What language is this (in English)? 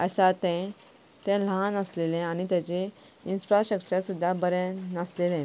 Konkani